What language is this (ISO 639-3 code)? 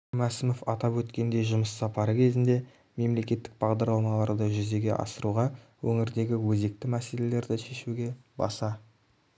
kaz